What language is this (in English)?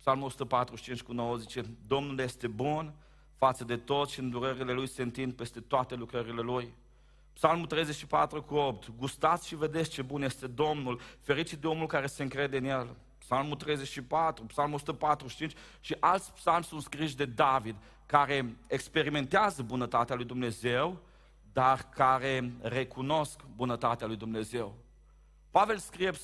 Romanian